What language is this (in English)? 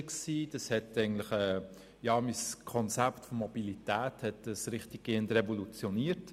Swiss German